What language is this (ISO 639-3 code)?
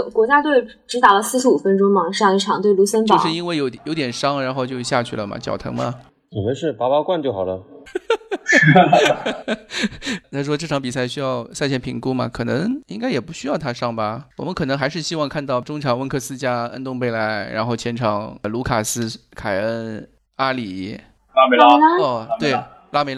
zho